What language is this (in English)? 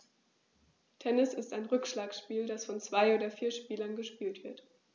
German